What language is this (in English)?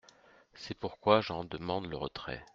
French